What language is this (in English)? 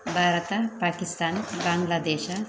Kannada